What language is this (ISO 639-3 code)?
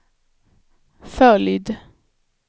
swe